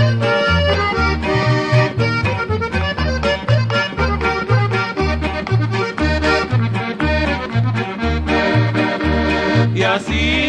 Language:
Spanish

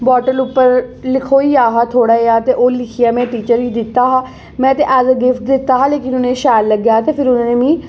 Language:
Dogri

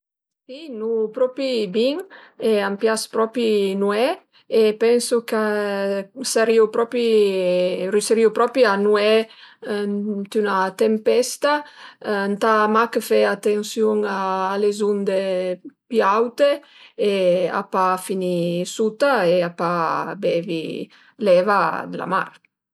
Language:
Piedmontese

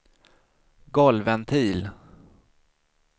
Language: Swedish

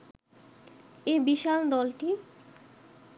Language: Bangla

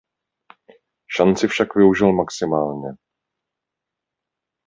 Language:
Czech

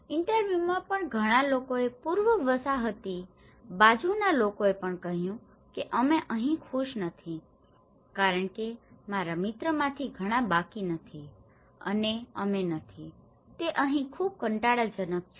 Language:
Gujarati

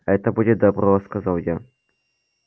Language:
Russian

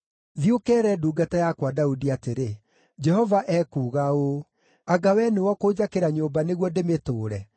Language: Kikuyu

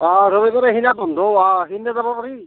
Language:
Assamese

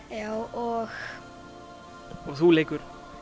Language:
Icelandic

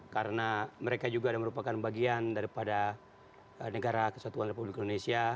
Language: Indonesian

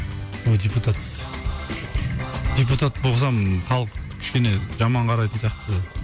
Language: Kazakh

